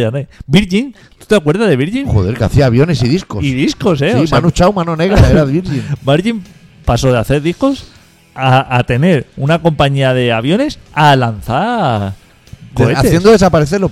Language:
Spanish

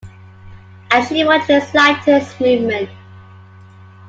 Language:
English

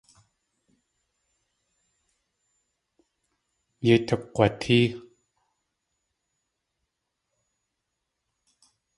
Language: Tlingit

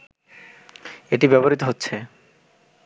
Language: Bangla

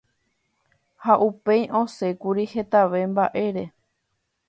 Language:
Guarani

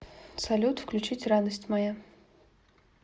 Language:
Russian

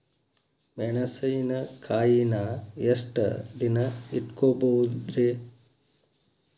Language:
Kannada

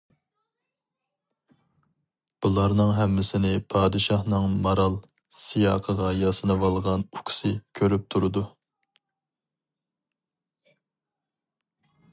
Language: Uyghur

